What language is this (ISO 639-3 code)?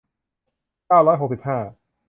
tha